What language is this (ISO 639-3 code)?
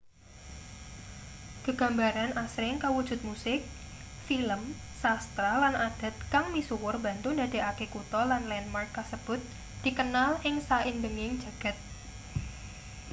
jav